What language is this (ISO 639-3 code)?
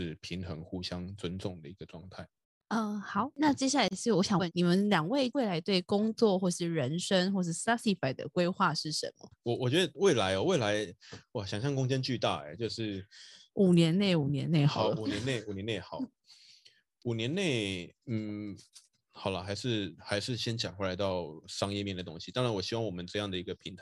zho